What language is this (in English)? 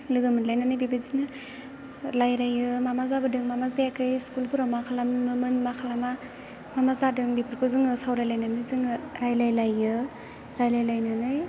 Bodo